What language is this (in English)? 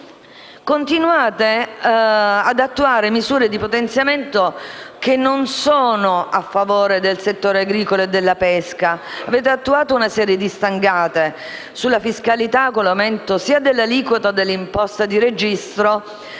Italian